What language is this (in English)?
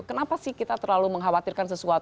Indonesian